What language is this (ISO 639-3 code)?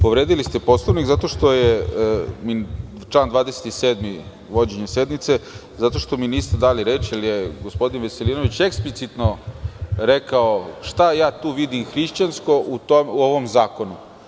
srp